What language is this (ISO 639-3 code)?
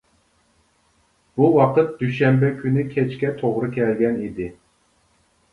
uig